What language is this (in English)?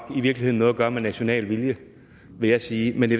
Danish